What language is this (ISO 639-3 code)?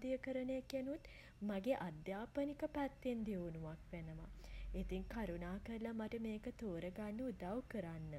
sin